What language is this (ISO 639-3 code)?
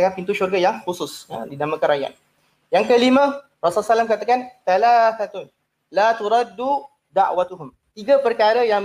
msa